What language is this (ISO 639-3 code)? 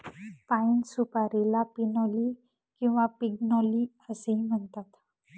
mar